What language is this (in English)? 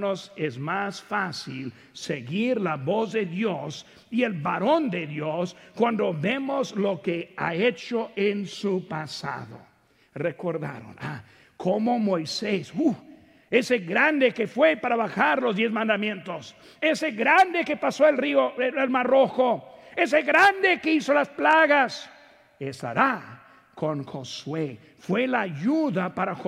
Spanish